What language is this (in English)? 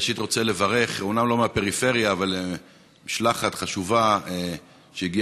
Hebrew